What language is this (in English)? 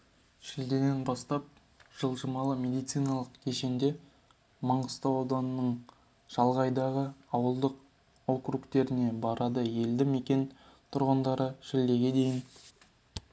Kazakh